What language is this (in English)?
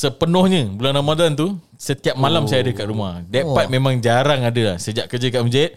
Malay